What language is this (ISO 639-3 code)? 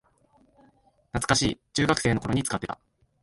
jpn